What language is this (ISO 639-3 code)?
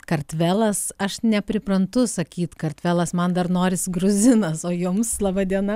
lit